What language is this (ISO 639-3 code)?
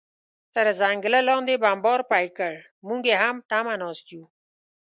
pus